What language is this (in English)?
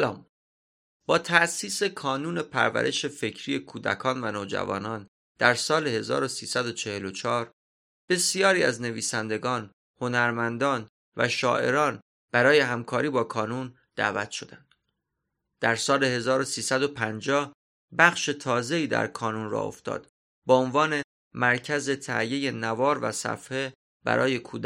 Persian